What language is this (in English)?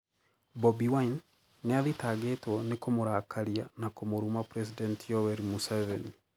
Kikuyu